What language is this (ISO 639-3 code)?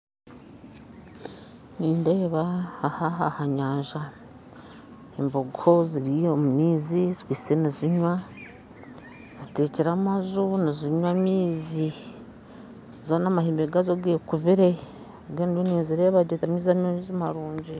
nyn